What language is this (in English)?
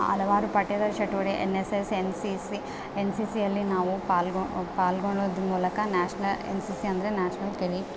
Kannada